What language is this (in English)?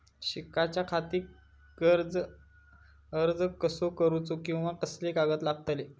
Marathi